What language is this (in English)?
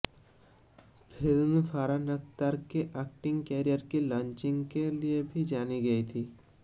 Hindi